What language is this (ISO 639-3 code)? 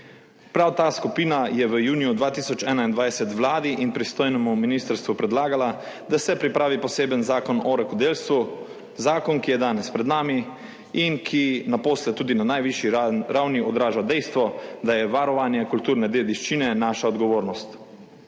slv